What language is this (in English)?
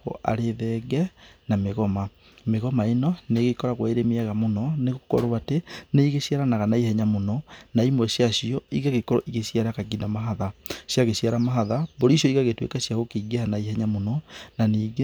Kikuyu